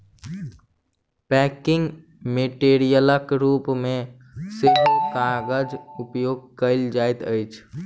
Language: Maithili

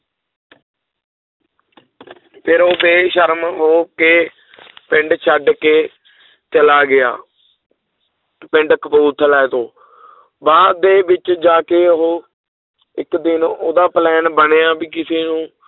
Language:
Punjabi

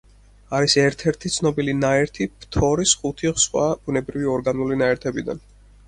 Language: Georgian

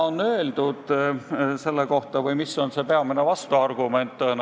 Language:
Estonian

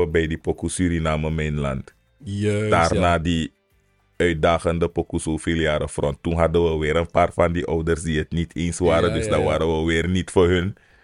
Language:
Dutch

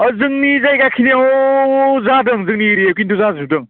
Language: Bodo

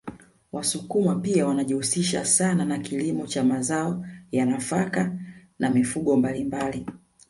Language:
Swahili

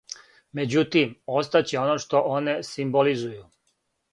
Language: Serbian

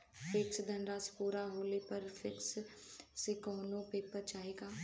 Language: Bhojpuri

